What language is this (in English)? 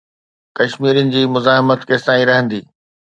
Sindhi